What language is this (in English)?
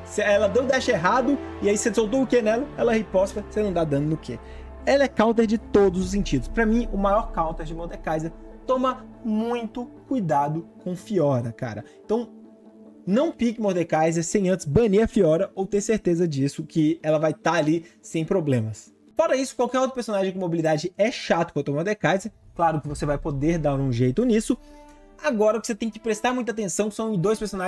Portuguese